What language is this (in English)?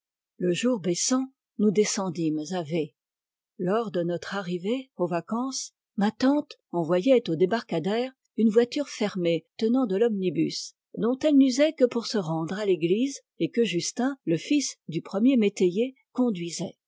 French